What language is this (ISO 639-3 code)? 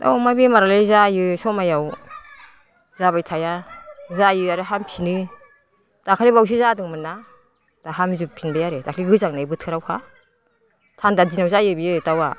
brx